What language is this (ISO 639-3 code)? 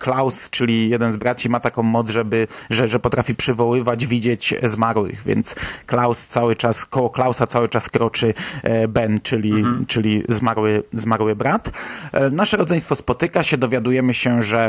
pol